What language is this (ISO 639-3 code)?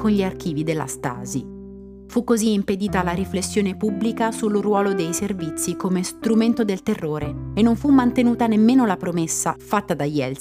ita